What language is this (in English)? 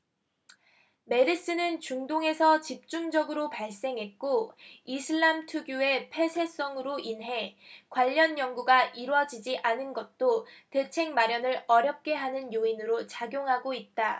Korean